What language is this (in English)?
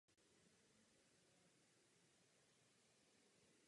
Czech